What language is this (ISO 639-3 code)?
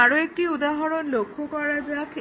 ben